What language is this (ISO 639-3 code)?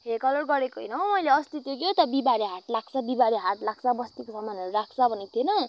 nep